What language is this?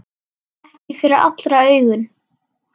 Icelandic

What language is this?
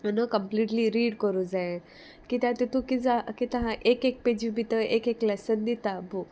Konkani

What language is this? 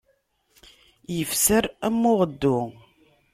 Kabyle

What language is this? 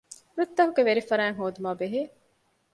Divehi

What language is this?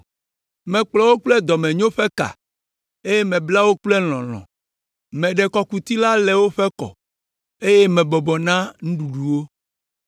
Ewe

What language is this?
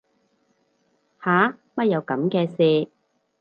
Cantonese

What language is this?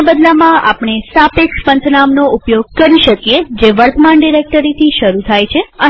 Gujarati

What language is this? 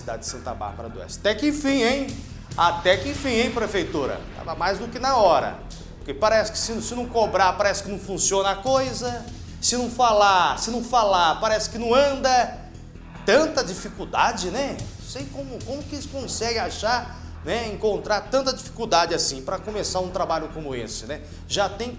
Portuguese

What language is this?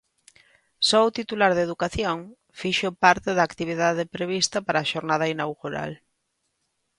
Galician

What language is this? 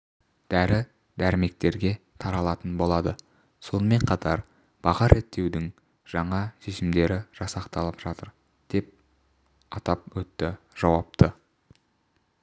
Kazakh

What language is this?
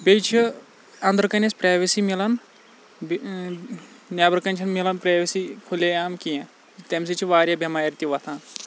Kashmiri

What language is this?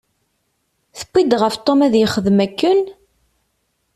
Kabyle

